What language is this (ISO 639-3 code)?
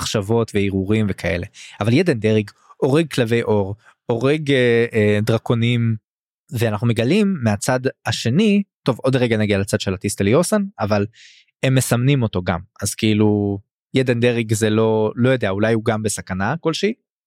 heb